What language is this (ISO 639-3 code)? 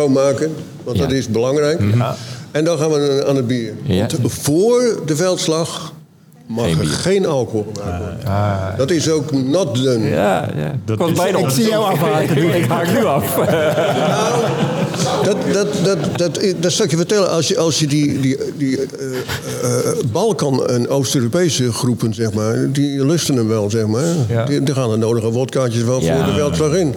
nld